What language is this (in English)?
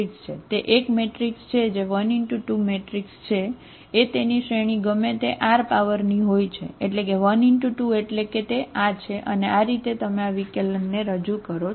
Gujarati